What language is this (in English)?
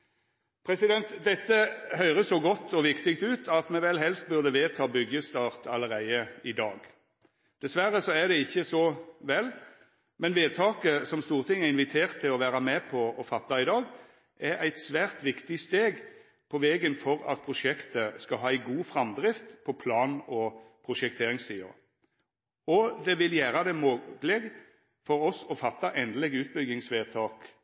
Norwegian Nynorsk